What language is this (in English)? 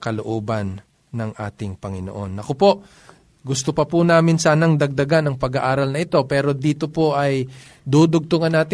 Filipino